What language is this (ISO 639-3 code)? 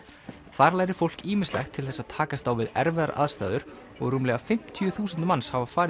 isl